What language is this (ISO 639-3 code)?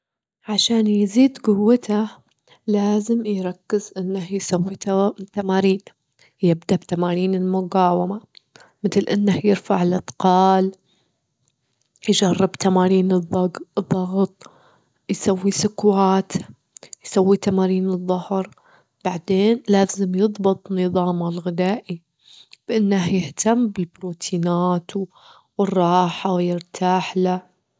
afb